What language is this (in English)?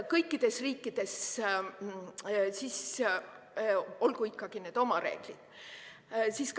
Estonian